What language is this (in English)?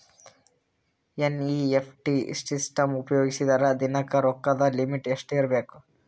Kannada